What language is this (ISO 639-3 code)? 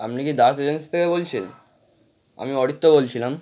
ben